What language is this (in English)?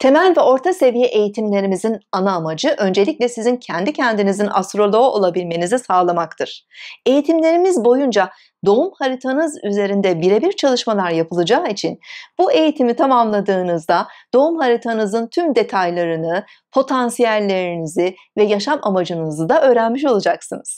Turkish